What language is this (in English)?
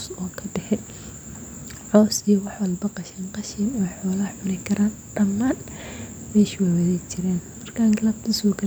Somali